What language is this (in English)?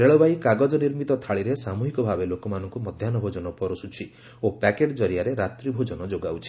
Odia